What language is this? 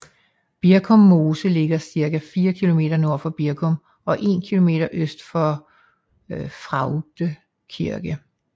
Danish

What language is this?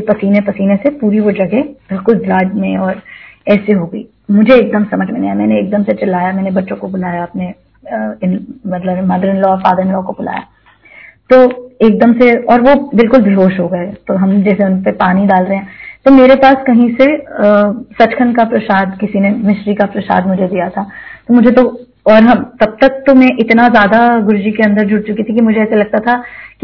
Hindi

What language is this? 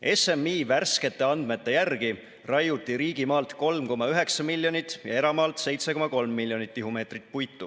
Estonian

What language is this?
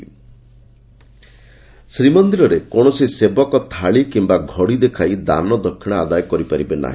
Odia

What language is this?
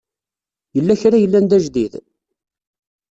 Kabyle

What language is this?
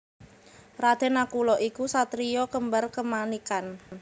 Javanese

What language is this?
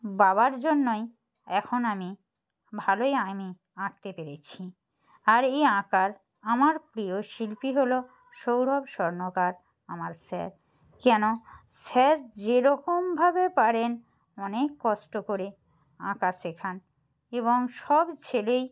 Bangla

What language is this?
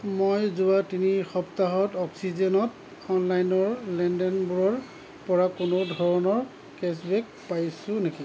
Assamese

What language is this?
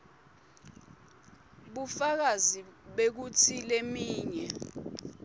Swati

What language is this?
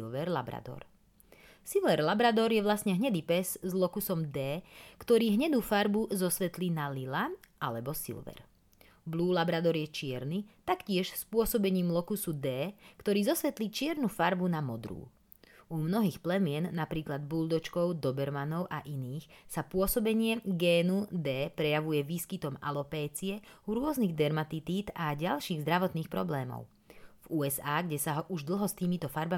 Slovak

